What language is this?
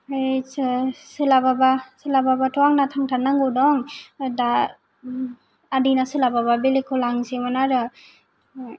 Bodo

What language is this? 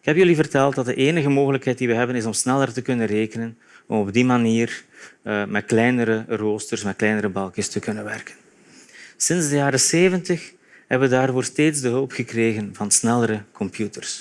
Dutch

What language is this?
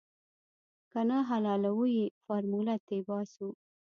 Pashto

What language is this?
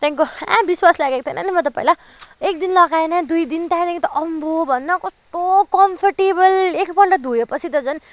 Nepali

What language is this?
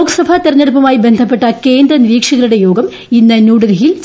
Malayalam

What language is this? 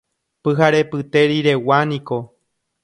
Guarani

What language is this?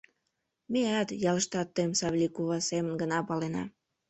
Mari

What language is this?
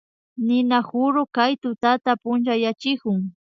Imbabura Highland Quichua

